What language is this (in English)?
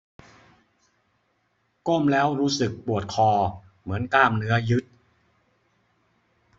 Thai